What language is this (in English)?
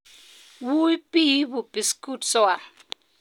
Kalenjin